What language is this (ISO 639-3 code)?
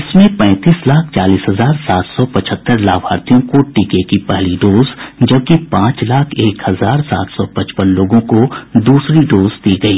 hin